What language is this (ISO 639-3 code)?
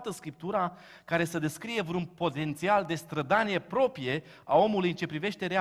ron